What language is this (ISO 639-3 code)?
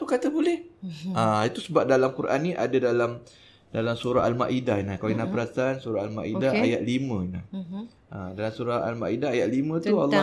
msa